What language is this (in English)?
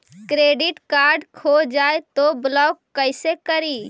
Magahi